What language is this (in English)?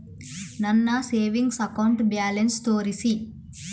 Kannada